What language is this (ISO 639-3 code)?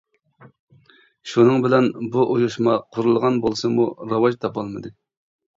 uig